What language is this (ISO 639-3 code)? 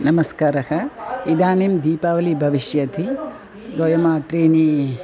san